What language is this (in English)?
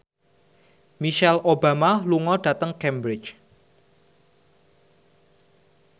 Javanese